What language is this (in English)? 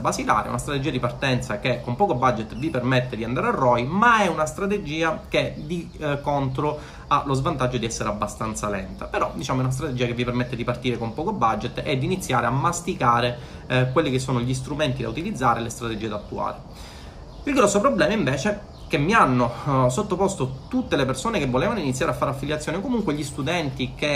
Italian